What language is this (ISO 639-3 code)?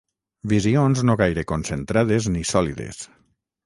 cat